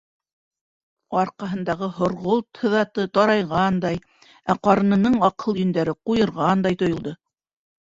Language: Bashkir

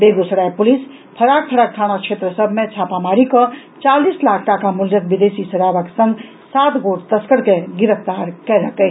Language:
Maithili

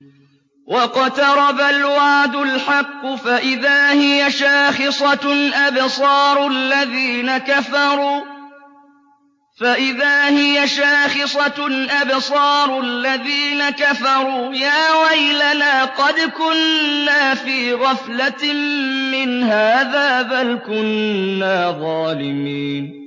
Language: Arabic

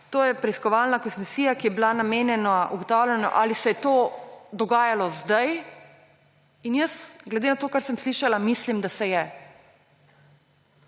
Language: Slovenian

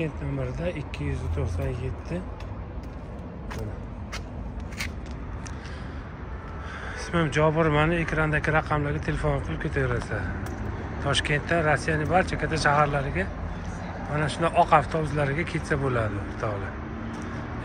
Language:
Turkish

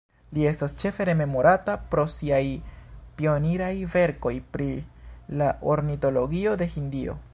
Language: Esperanto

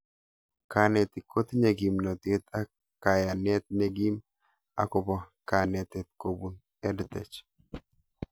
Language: Kalenjin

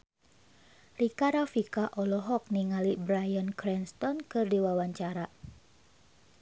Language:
Sundanese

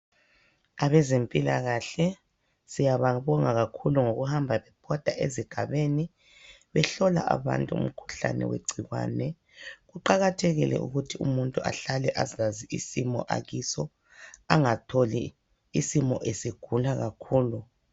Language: North Ndebele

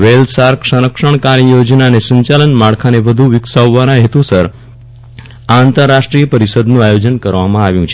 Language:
Gujarati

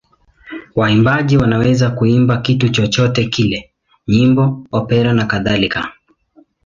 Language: Swahili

